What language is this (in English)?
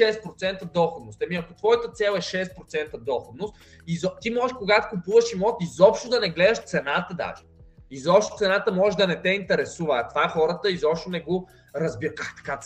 Bulgarian